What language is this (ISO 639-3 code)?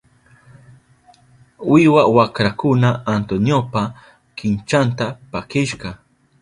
qup